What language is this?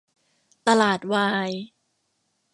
Thai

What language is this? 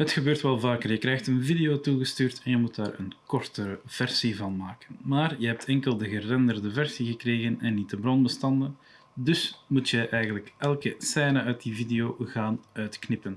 Dutch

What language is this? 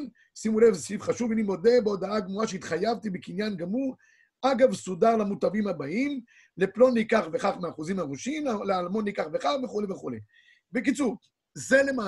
Hebrew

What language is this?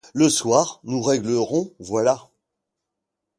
French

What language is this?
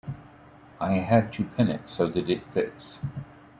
English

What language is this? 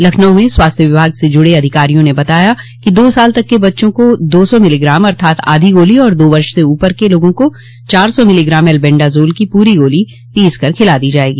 Hindi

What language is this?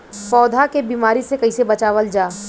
Bhojpuri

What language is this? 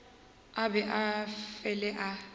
Northern Sotho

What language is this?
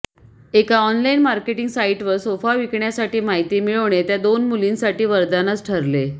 Marathi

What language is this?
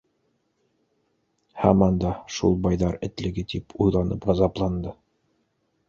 Bashkir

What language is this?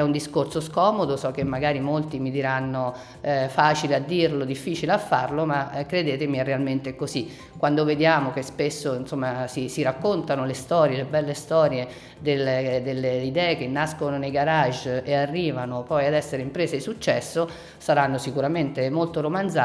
Italian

